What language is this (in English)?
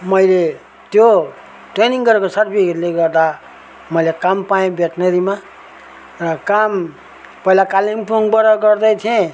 Nepali